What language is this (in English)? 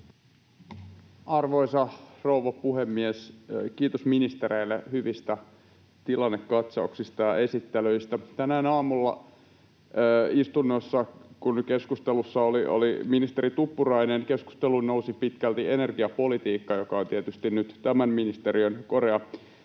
Finnish